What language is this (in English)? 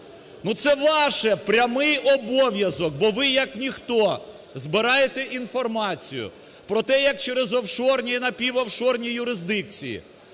Ukrainian